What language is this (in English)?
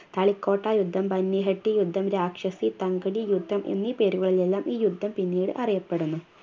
Malayalam